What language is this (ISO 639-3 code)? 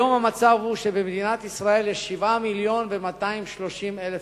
heb